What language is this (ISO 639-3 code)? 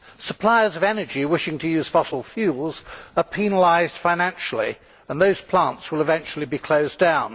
eng